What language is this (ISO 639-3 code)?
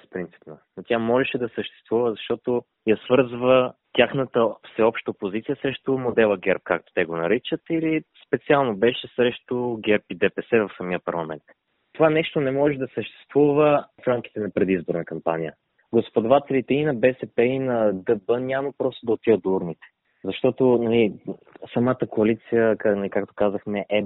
bul